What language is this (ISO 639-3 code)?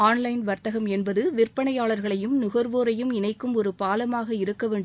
tam